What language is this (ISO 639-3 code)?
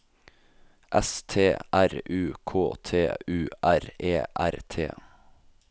nor